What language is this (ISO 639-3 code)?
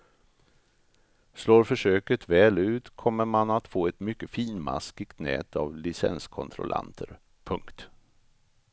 swe